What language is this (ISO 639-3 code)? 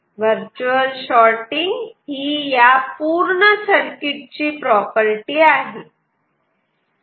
mar